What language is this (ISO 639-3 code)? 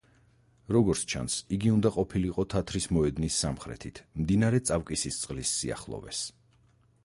kat